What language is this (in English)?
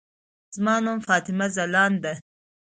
Pashto